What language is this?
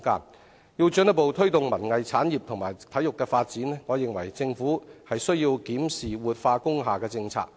Cantonese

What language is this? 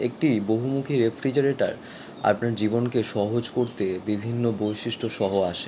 Bangla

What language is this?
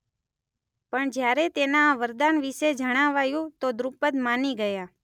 Gujarati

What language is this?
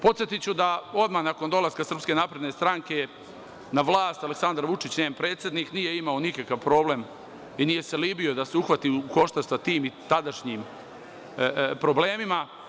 Serbian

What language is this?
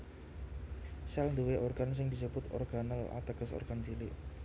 Javanese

